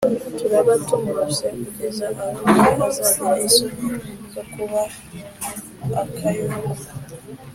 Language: Kinyarwanda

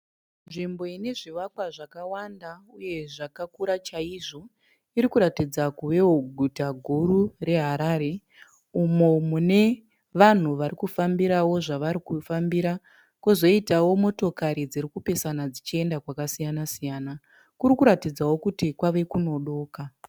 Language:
Shona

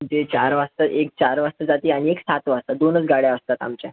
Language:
Marathi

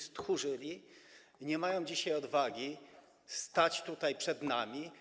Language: Polish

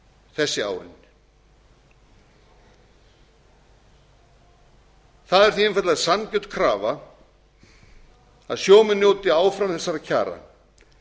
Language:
Icelandic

